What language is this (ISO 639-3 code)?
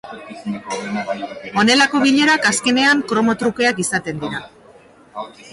eus